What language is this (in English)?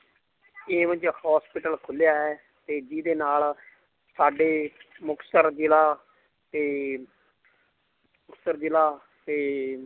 Punjabi